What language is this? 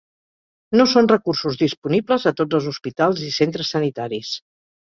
Catalan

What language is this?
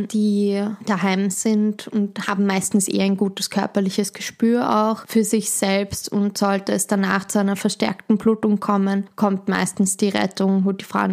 German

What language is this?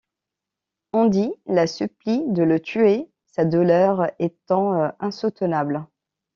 French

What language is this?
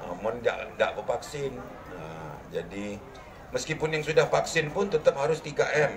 Indonesian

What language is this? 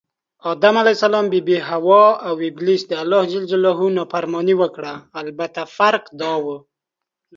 Pashto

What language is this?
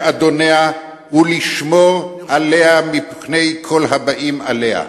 Hebrew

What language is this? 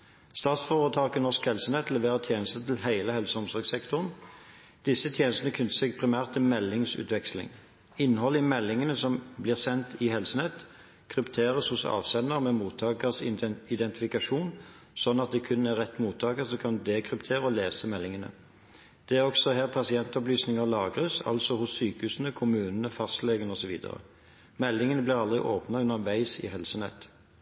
Norwegian Bokmål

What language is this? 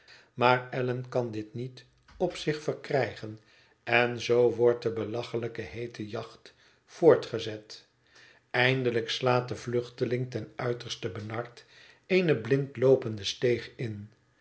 Dutch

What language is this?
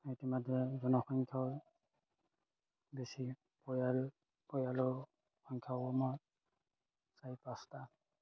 Assamese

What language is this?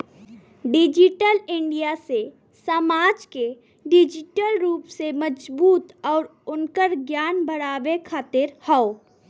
Bhojpuri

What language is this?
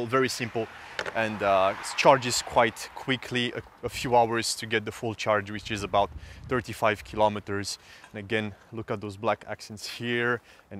English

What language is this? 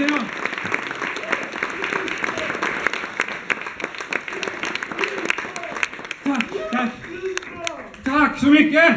Swedish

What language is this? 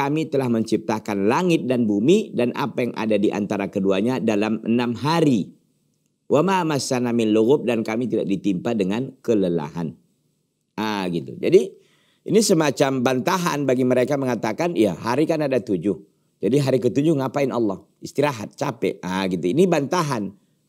Indonesian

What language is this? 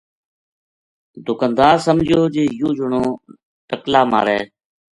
Gujari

